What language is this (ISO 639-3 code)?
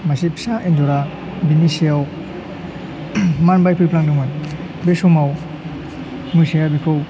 brx